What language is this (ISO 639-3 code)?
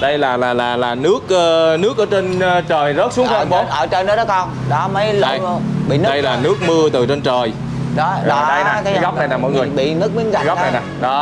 vie